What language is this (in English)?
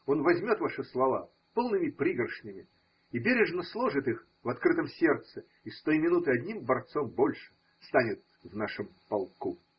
Russian